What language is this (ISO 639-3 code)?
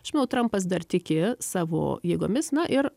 lit